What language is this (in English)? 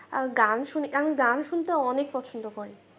Bangla